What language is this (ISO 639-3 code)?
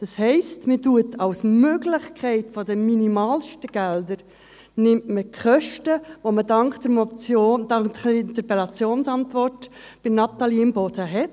gsw